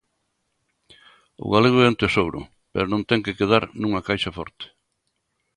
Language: Galician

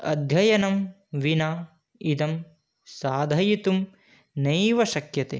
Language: Sanskrit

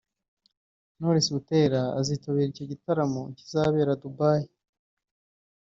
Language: Kinyarwanda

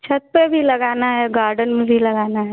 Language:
Hindi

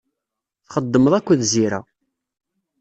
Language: Kabyle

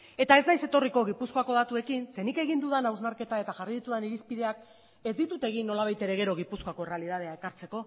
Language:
Basque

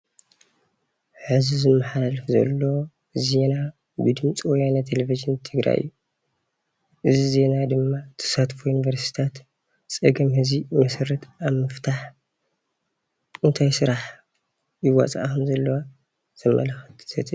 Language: Tigrinya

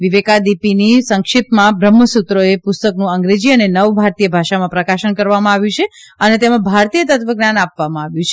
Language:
Gujarati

